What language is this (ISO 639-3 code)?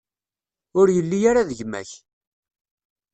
kab